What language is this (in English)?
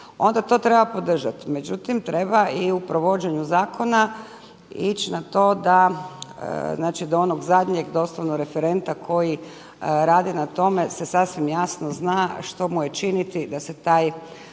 Croatian